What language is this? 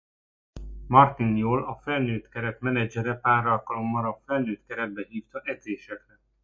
Hungarian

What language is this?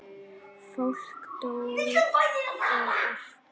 Icelandic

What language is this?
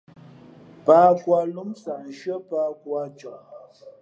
Fe'fe'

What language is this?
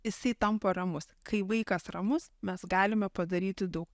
Lithuanian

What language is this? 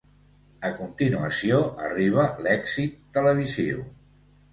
Catalan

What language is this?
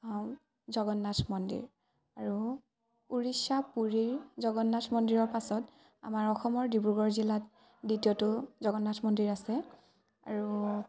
Assamese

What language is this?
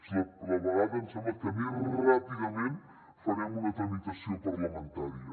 Catalan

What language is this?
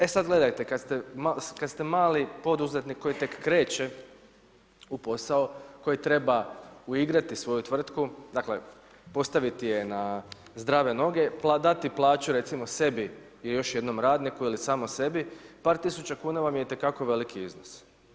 Croatian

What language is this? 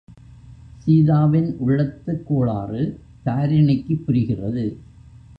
Tamil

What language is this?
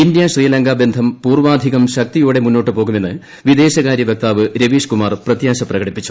Malayalam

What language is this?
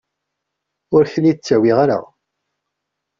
Kabyle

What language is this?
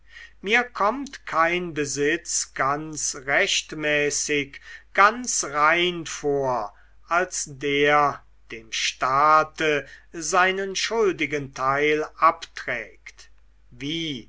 German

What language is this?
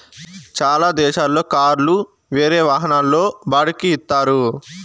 Telugu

